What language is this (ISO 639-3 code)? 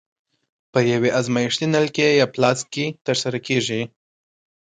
pus